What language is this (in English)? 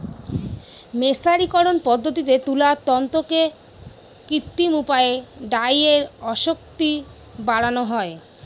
Bangla